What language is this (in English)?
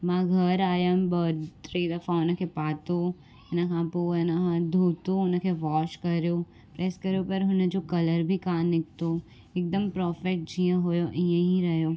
Sindhi